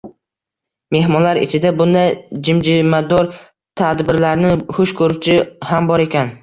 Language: Uzbek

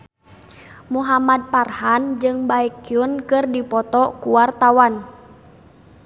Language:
Sundanese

